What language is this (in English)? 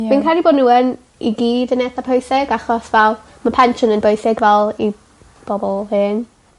Welsh